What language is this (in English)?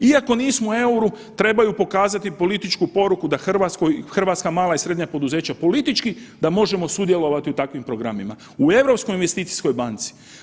Croatian